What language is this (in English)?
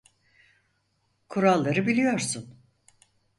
Turkish